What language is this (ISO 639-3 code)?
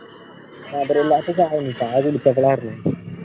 mal